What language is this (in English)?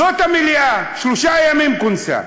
Hebrew